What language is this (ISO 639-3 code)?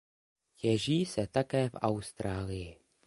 ces